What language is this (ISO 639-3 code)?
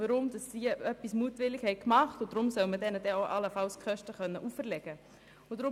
gsw